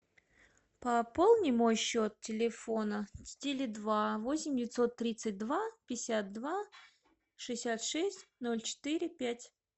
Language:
Russian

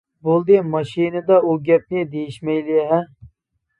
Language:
Uyghur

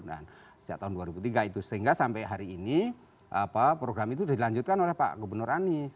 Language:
Indonesian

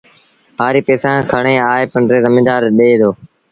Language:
Sindhi Bhil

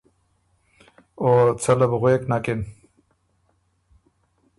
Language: Ormuri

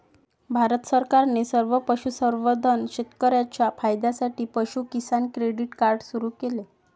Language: Marathi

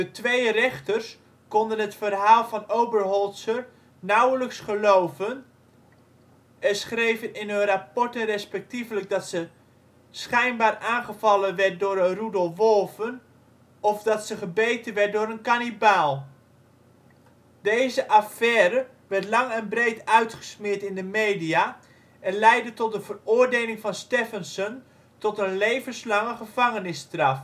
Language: Dutch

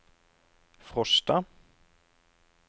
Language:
Norwegian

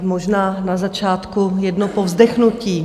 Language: Czech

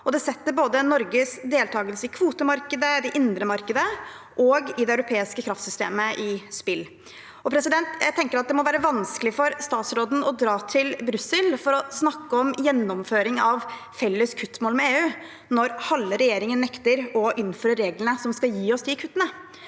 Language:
Norwegian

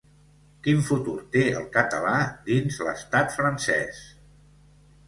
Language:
Catalan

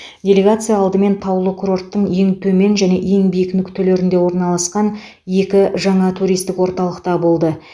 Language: Kazakh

